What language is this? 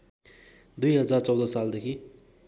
Nepali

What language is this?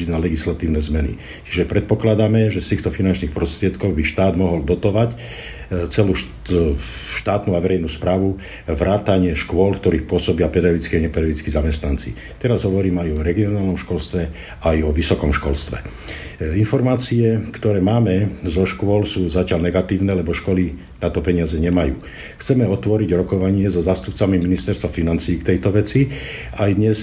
Slovak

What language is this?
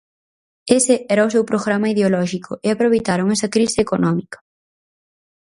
Galician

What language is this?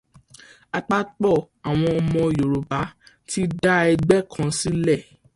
Yoruba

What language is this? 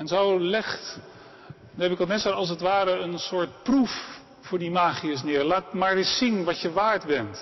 Dutch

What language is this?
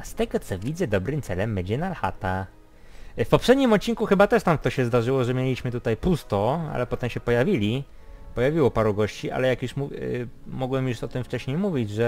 Polish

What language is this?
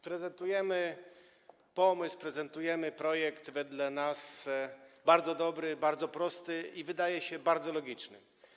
Polish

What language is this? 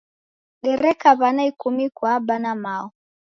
Taita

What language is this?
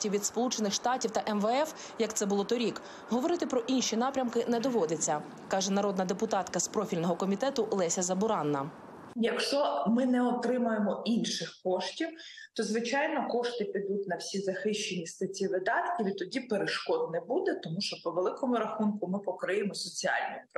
Ukrainian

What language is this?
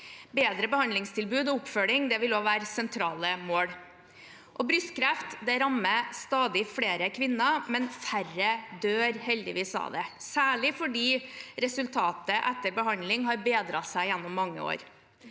Norwegian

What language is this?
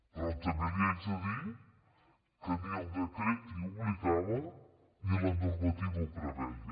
Catalan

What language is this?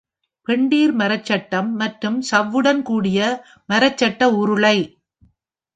Tamil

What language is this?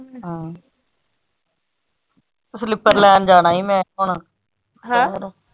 Punjabi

